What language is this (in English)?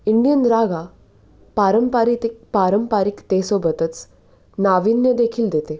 Marathi